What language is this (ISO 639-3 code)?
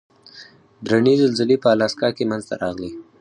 pus